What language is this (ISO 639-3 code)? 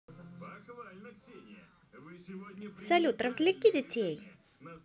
rus